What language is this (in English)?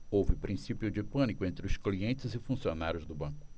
Portuguese